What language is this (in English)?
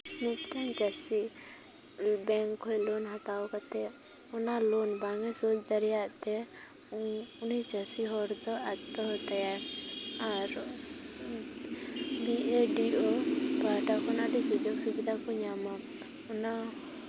Santali